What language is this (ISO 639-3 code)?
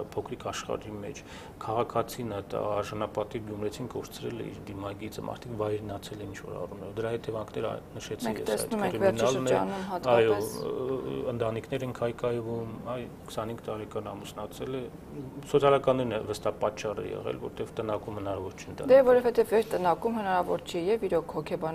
ron